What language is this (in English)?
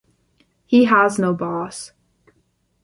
English